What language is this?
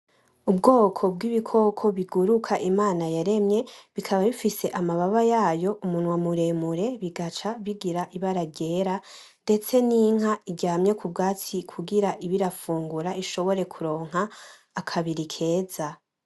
Rundi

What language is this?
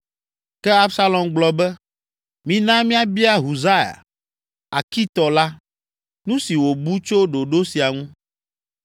Ewe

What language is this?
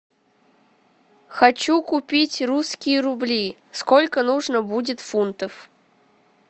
Russian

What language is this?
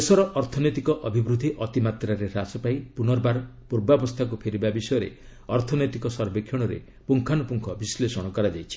Odia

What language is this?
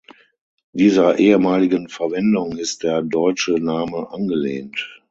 German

